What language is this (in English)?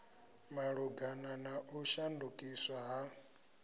Venda